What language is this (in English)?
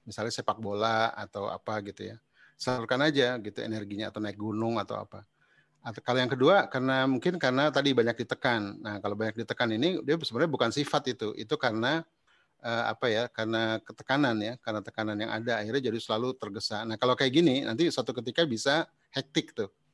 Indonesian